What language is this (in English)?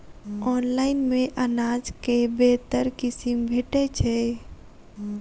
Maithili